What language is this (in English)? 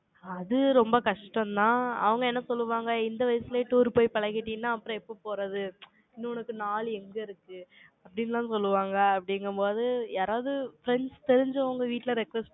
Tamil